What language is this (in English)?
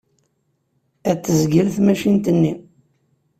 Kabyle